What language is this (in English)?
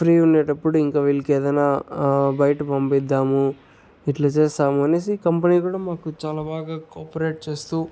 Telugu